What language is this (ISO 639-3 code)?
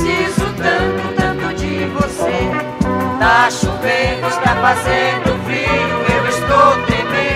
por